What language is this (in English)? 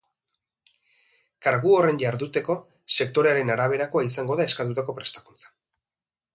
Basque